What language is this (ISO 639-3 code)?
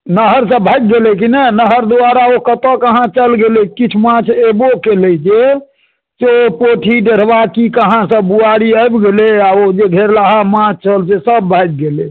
mai